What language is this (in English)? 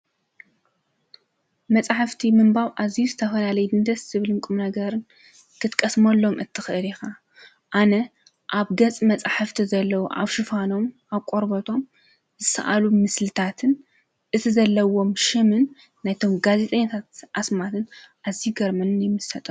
Tigrinya